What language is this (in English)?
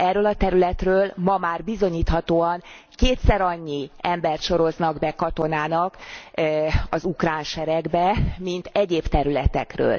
Hungarian